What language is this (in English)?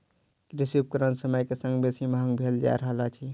Maithili